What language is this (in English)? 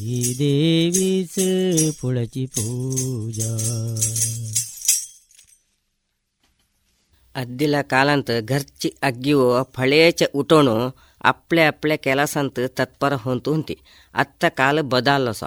Kannada